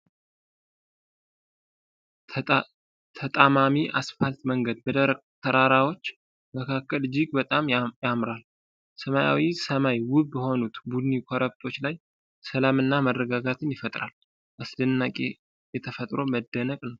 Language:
Amharic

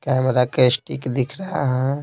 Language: Hindi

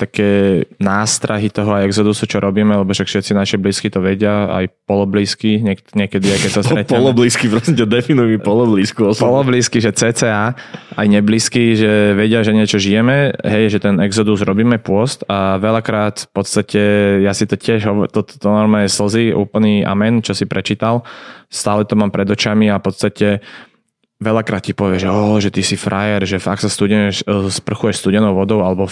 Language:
Slovak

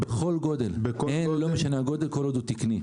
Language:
Hebrew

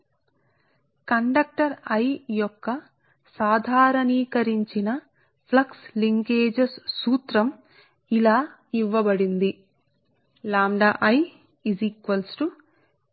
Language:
Telugu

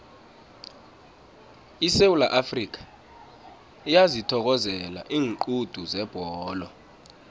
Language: South Ndebele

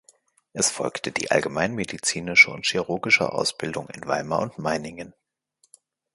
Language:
German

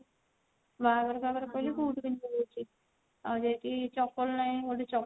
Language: Odia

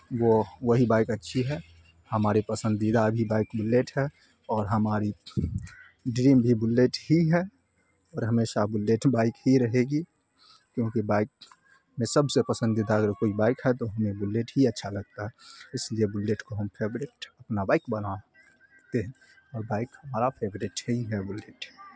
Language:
Urdu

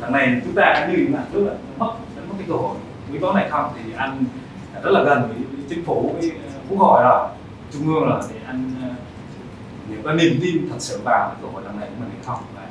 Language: Vietnamese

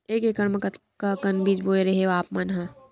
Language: Chhattisgarhi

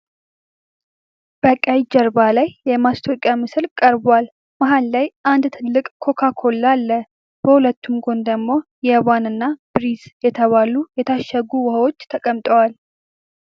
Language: Amharic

